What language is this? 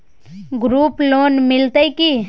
Maithili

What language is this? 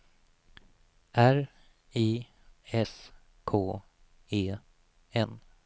Swedish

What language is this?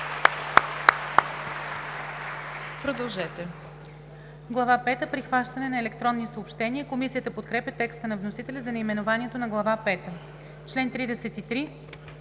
Bulgarian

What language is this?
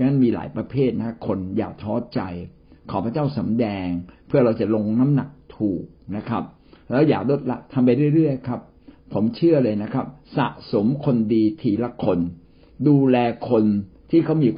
Thai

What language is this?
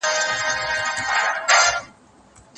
Pashto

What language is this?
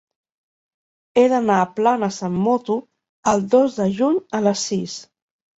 Catalan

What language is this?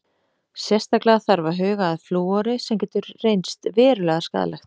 Icelandic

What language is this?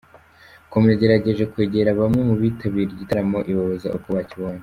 Kinyarwanda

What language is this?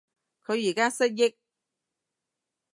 Cantonese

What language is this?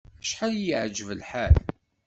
Kabyle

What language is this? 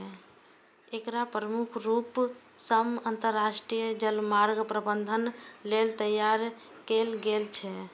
Maithili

